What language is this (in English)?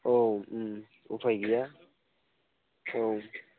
Bodo